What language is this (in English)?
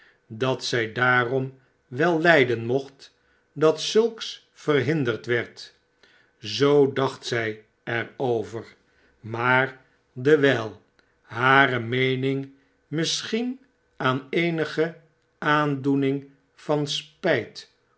Dutch